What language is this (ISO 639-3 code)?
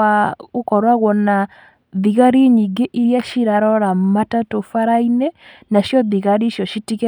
kik